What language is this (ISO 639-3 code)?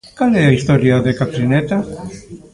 glg